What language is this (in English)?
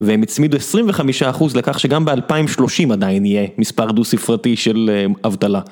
Hebrew